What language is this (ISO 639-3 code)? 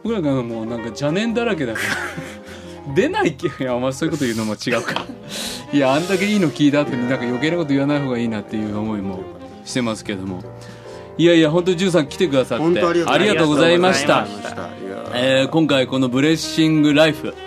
jpn